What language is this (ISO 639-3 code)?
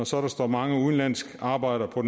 dan